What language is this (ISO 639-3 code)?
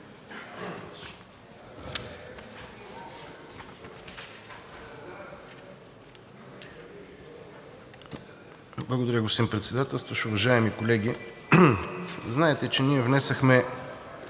bul